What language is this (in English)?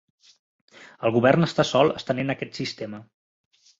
Catalan